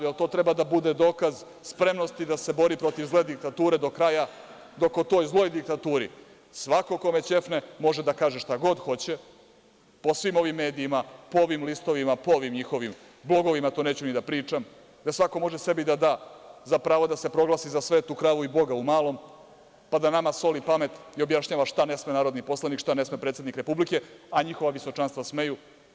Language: Serbian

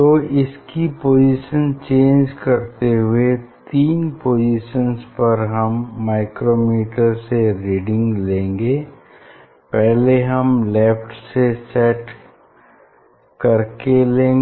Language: Hindi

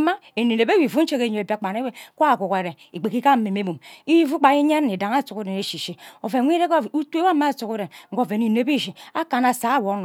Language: Ubaghara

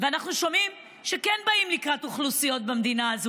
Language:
Hebrew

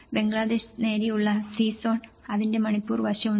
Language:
Malayalam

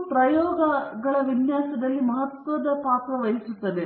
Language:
Kannada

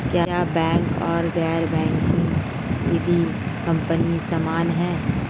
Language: Hindi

